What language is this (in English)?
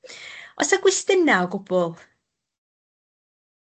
Welsh